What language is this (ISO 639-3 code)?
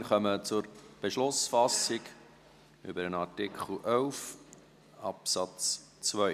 gsw